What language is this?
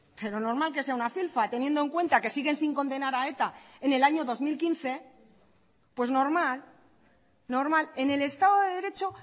Spanish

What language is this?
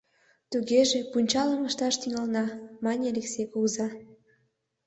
Mari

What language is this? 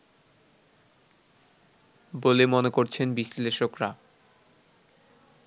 Bangla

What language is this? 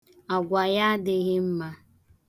Igbo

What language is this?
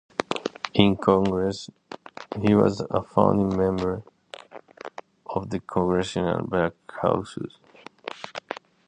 English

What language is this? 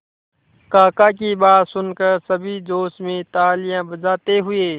Hindi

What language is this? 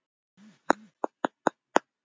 Icelandic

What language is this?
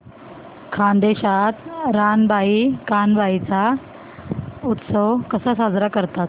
Marathi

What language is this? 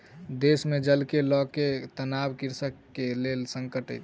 Maithili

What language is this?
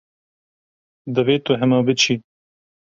Kurdish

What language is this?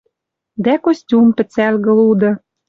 Western Mari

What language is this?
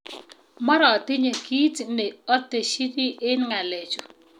Kalenjin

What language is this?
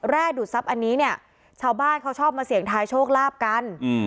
Thai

